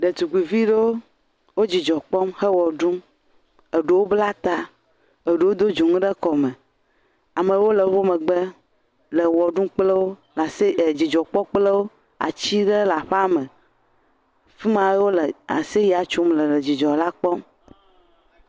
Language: Ewe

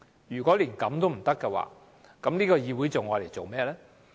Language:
Cantonese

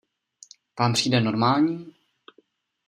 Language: Czech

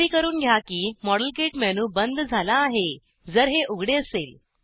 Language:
Marathi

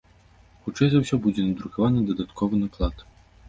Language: Belarusian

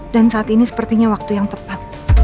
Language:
Indonesian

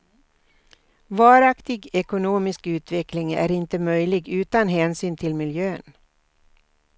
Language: Swedish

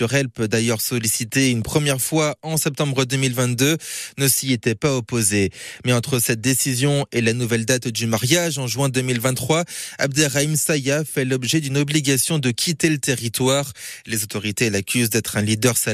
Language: French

